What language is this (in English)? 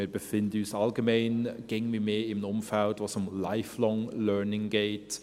Swiss German